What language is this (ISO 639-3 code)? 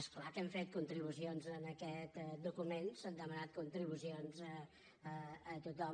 cat